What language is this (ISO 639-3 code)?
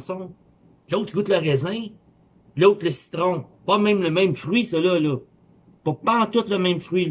fra